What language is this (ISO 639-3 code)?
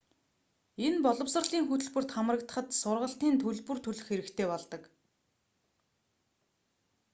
mon